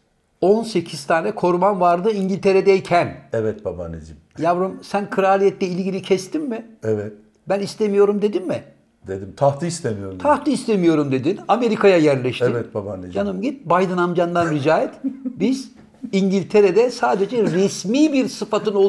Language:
Turkish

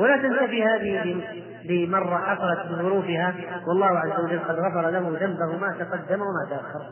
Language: Arabic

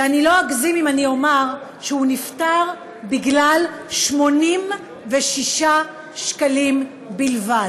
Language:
Hebrew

